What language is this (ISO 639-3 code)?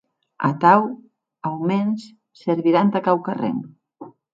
oci